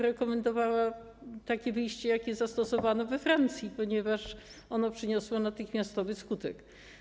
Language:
Polish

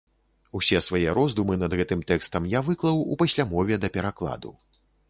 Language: Belarusian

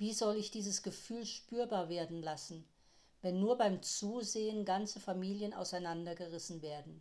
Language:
German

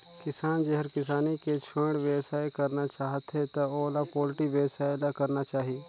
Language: Chhattisgarhi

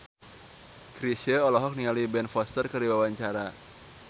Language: Sundanese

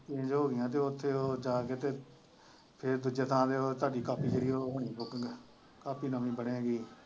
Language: Punjabi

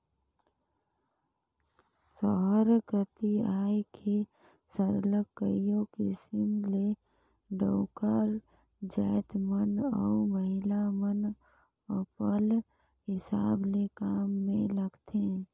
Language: Chhattisgarhi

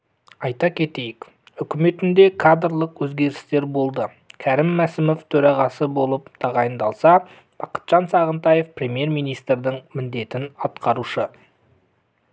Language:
Kazakh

